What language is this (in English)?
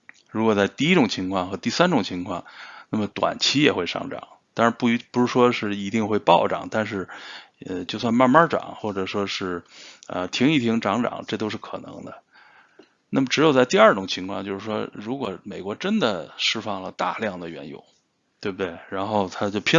Chinese